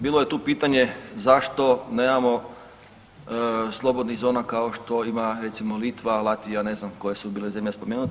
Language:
Croatian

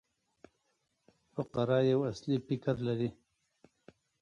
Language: Pashto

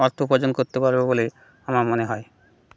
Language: Bangla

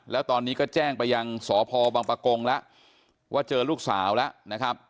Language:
Thai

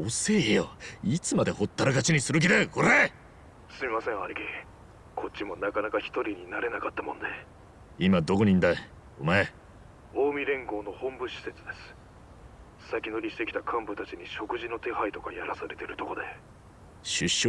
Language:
Japanese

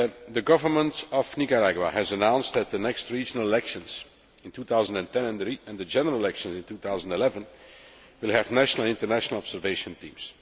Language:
English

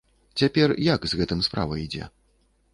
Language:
Belarusian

